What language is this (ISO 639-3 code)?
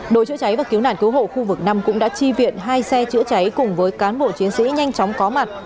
vie